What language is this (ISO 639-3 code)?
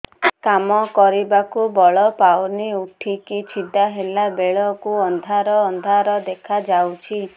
ori